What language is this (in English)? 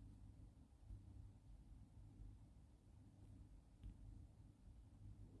Korean